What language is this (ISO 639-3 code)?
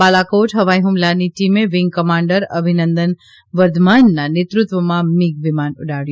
guj